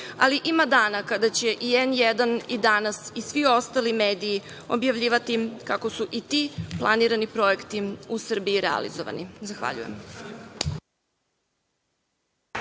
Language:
Serbian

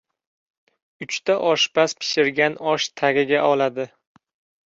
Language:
Uzbek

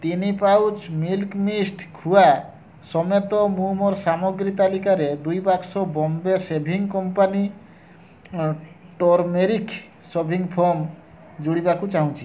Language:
Odia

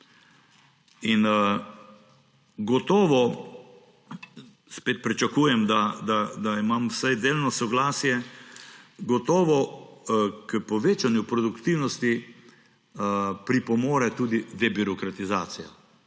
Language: Slovenian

